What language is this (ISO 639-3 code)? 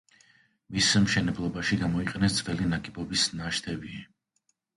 kat